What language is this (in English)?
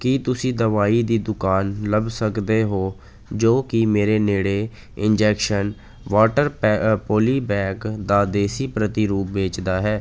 Punjabi